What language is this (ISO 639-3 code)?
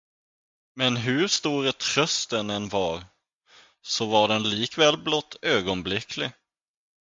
swe